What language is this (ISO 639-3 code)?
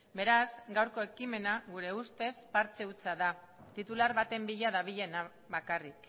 eus